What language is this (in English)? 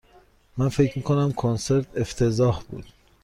Persian